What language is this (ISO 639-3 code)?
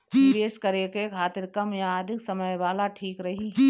bho